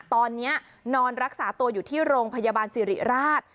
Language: Thai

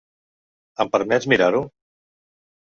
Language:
Catalan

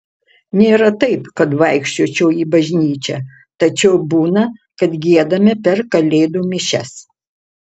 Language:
Lithuanian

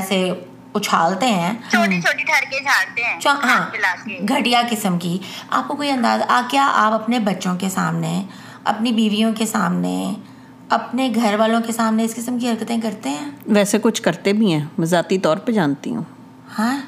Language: Urdu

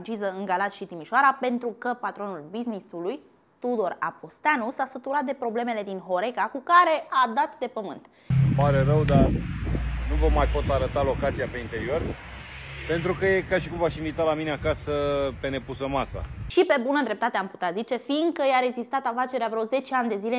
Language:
Romanian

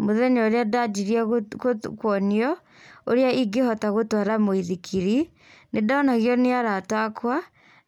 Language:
Kikuyu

